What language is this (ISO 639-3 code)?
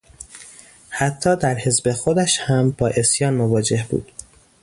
fas